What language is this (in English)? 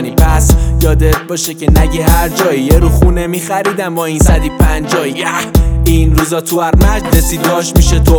Persian